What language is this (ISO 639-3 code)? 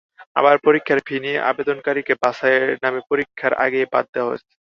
ben